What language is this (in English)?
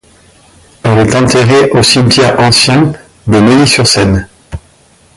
French